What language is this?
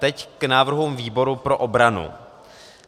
Czech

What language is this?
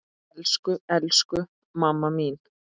Icelandic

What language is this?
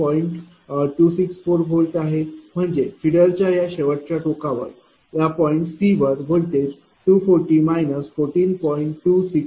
Marathi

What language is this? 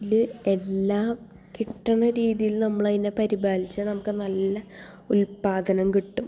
Malayalam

